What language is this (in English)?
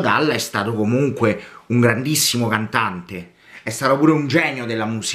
Italian